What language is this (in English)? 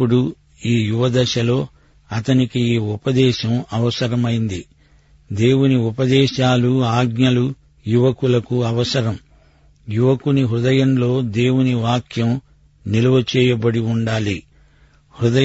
Telugu